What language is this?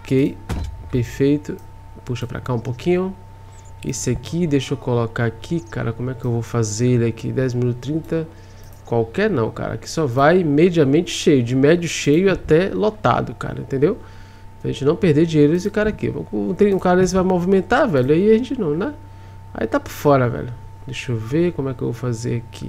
Portuguese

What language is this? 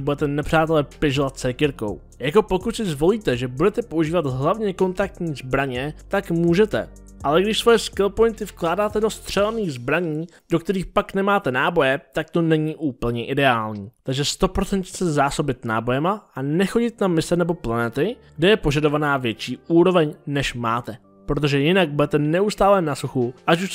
Czech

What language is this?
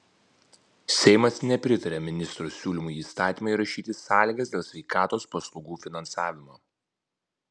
Lithuanian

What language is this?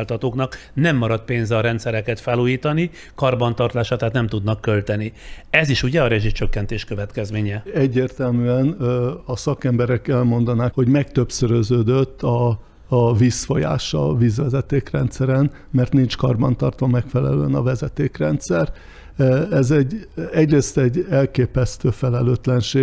Hungarian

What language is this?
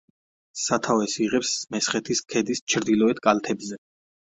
Georgian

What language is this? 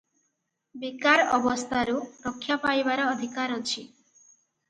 Odia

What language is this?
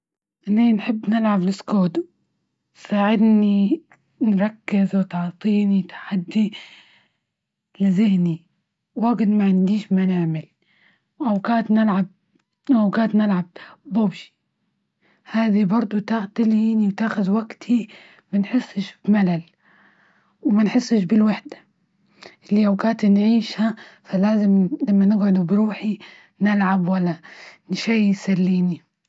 Libyan Arabic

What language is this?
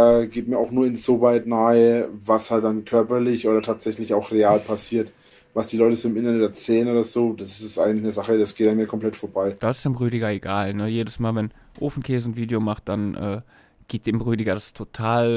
German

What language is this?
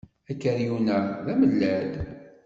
Kabyle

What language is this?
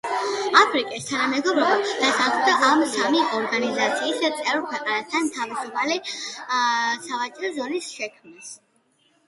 Georgian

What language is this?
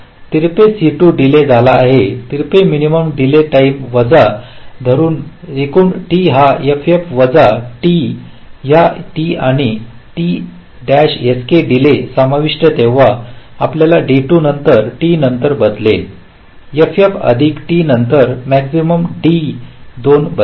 Marathi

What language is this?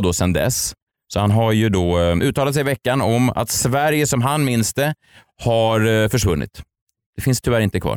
Swedish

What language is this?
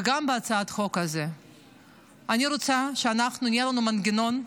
Hebrew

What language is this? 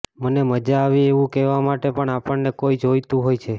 Gujarati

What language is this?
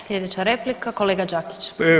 Croatian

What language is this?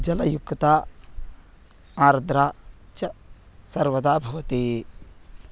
Sanskrit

